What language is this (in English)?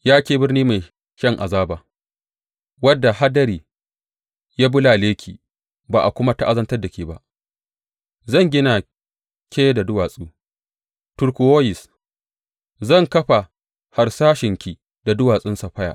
Hausa